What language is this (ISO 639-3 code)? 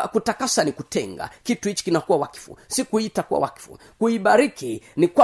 swa